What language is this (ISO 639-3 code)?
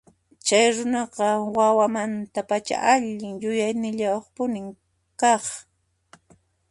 qxp